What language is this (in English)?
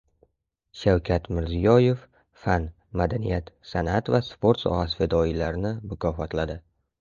Uzbek